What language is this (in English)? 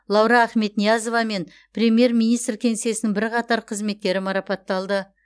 Kazakh